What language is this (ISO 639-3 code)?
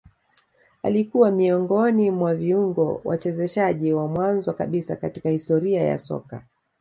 swa